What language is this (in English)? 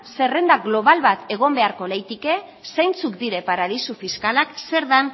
Basque